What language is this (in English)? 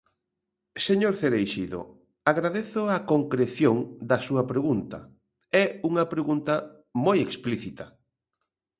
Galician